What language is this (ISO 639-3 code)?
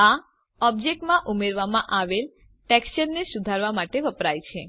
guj